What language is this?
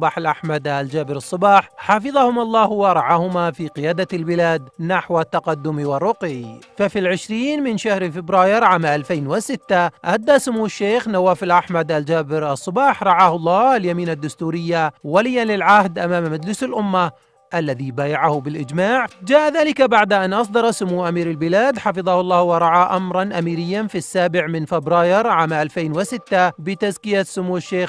Arabic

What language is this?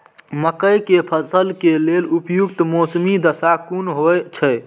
Maithili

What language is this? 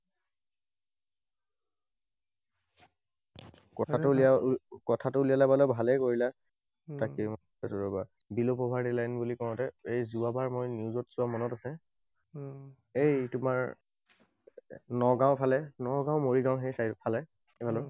Assamese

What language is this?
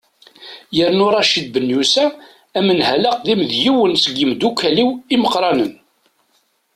Kabyle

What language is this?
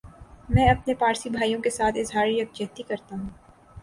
Urdu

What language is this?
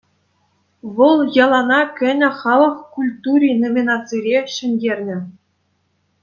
Chuvash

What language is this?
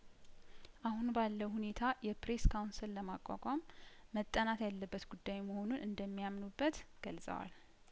Amharic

